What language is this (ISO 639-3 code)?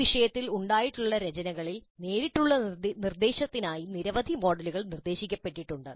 mal